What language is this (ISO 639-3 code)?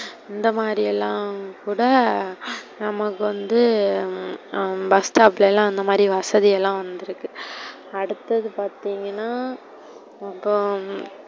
tam